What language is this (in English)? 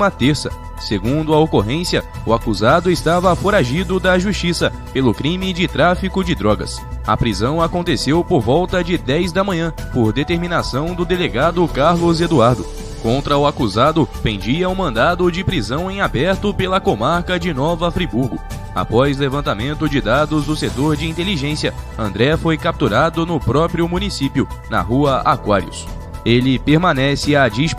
Portuguese